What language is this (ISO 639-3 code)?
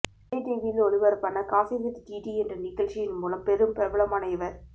tam